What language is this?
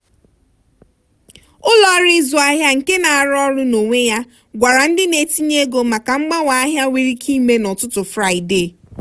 Igbo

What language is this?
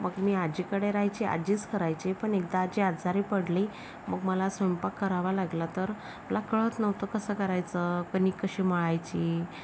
Marathi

